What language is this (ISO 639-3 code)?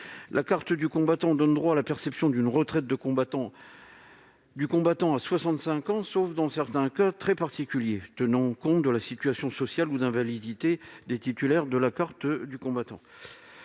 fra